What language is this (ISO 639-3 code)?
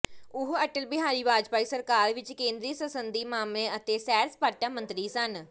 pan